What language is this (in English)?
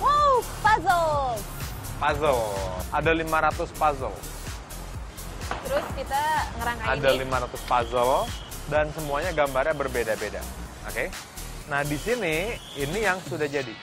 Indonesian